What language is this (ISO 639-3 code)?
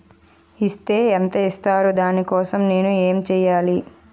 tel